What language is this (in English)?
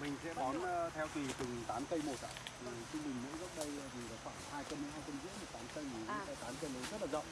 Vietnamese